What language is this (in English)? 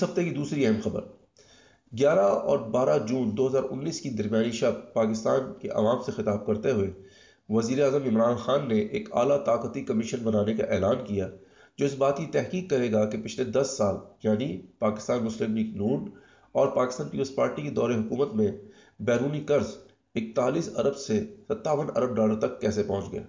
Urdu